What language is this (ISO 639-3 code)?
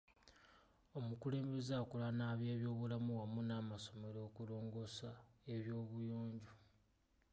lug